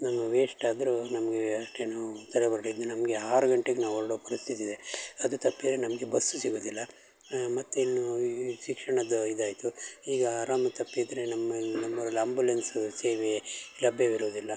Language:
Kannada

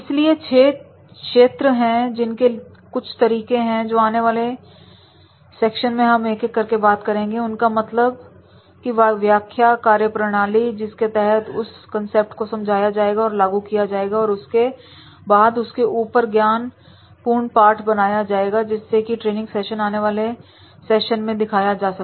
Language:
Hindi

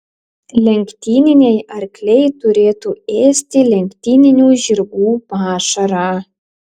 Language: Lithuanian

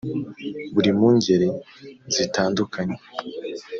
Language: Kinyarwanda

